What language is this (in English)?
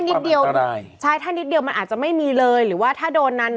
Thai